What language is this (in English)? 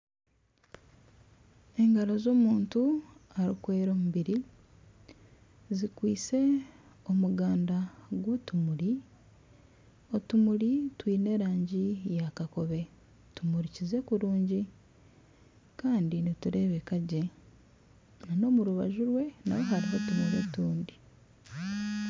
Nyankole